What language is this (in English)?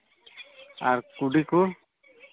Santali